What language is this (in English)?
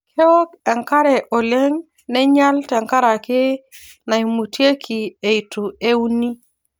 Masai